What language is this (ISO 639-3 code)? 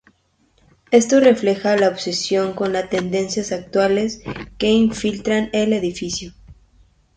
spa